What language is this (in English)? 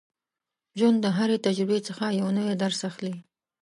Pashto